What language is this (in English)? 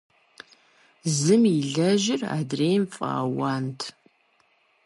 Kabardian